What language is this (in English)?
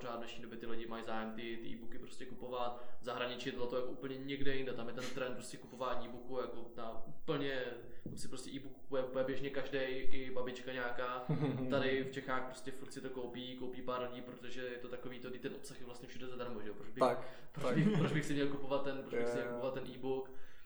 Czech